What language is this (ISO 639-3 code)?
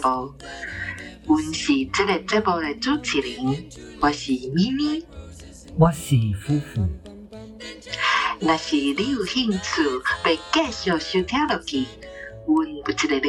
zho